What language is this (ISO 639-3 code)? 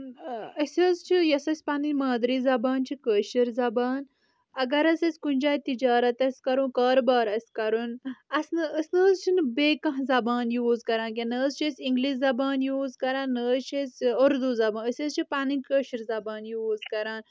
kas